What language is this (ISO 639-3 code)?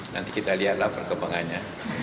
ind